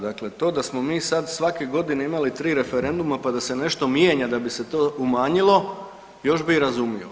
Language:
Croatian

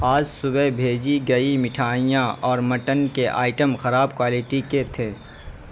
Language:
Urdu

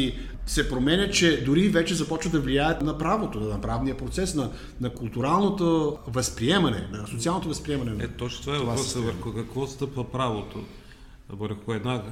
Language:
Bulgarian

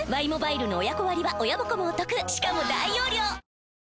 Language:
Japanese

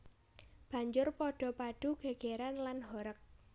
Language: Javanese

